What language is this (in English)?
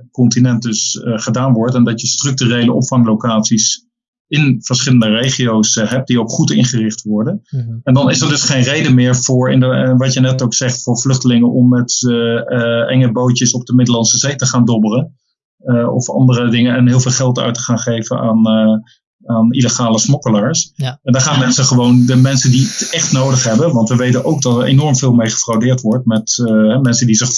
Dutch